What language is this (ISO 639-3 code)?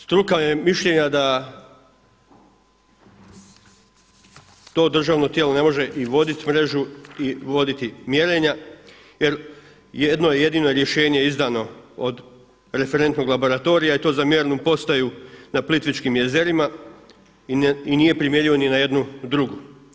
hrv